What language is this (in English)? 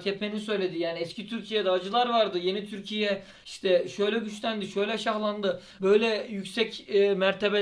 Turkish